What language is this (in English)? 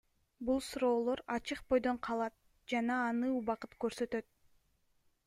Kyrgyz